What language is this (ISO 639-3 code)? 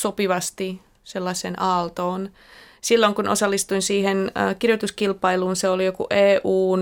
fin